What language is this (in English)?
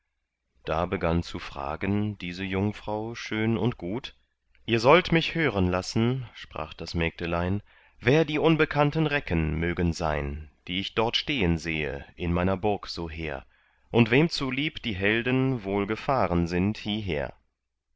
German